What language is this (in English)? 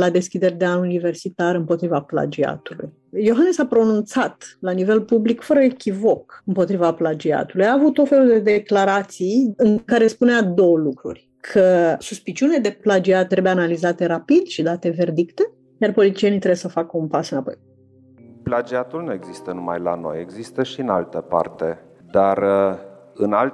Romanian